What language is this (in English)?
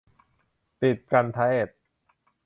Thai